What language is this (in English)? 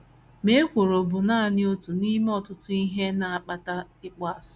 Igbo